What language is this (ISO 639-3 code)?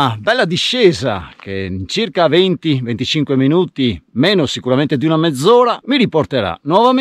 ita